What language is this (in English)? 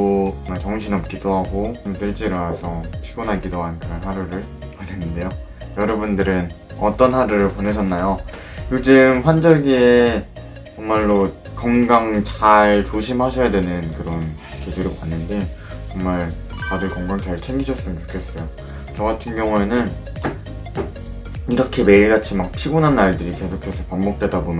Korean